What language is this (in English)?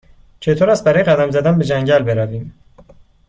Persian